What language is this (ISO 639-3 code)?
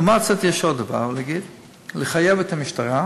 heb